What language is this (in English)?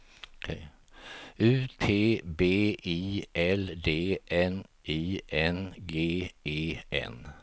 Swedish